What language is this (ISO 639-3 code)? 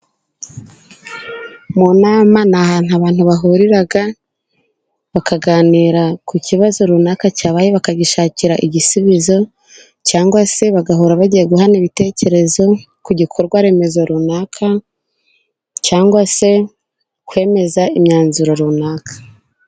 kin